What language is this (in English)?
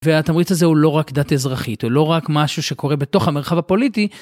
Hebrew